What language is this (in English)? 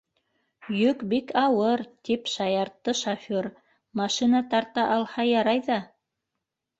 Bashkir